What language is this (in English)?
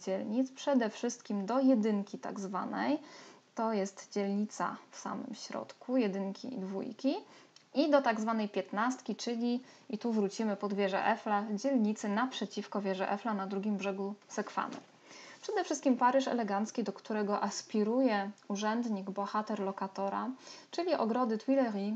Polish